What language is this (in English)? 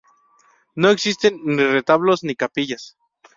Spanish